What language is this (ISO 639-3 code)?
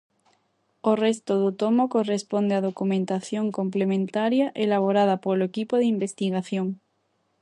glg